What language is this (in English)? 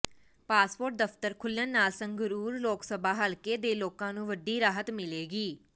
Punjabi